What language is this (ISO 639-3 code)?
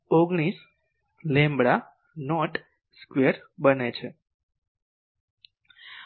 guj